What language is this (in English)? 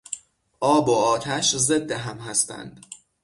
Persian